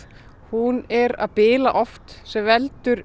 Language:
Icelandic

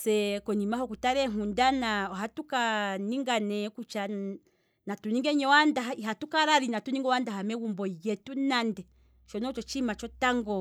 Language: Kwambi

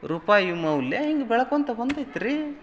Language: Kannada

